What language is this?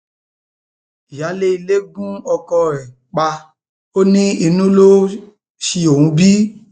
Yoruba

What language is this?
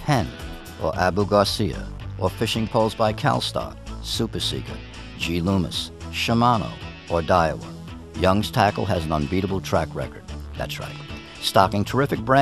English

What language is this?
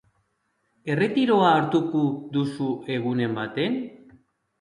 Basque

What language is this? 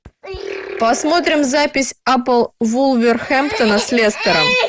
Russian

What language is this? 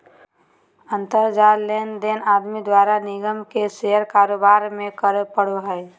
Magahi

